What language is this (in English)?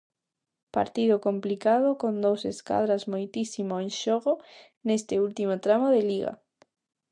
Galician